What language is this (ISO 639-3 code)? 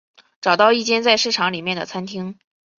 zho